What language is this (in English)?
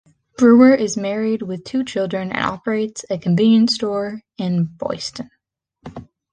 English